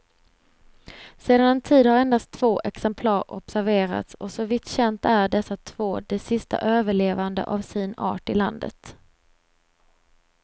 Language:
Swedish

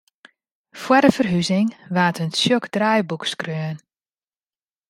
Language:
Western Frisian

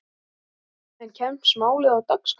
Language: Icelandic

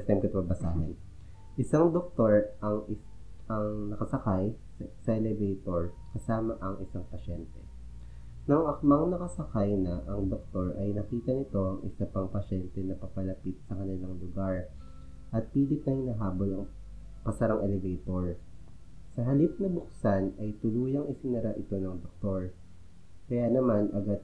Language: Filipino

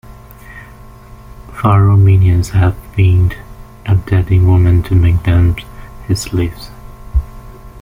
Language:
English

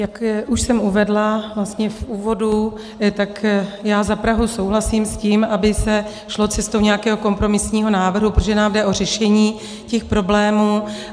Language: Czech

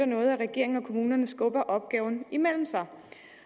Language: Danish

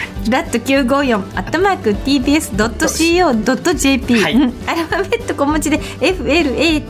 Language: Japanese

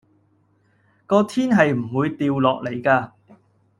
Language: Cantonese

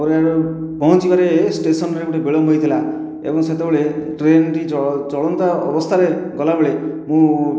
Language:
Odia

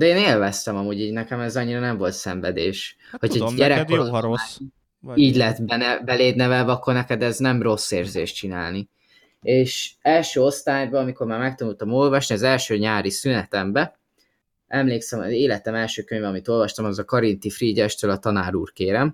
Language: Hungarian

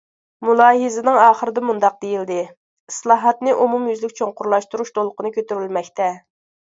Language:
Uyghur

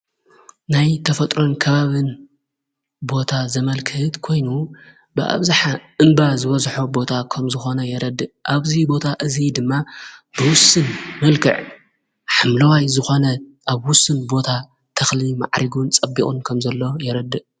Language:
Tigrinya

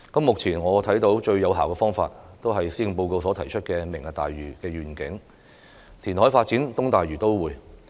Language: Cantonese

